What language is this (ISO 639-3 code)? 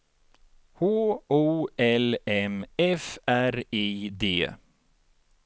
swe